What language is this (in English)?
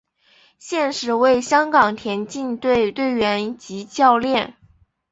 Chinese